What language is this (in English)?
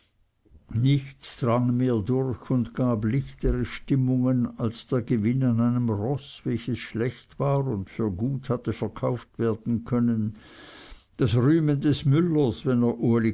German